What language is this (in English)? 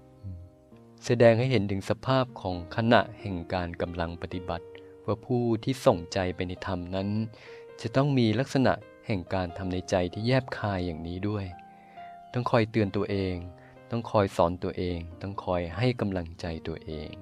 Thai